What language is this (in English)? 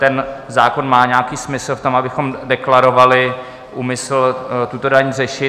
Czech